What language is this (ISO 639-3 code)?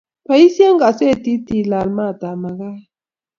kln